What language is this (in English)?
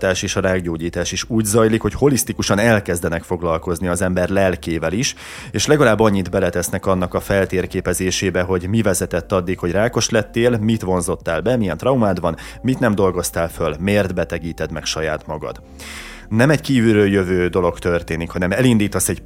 Hungarian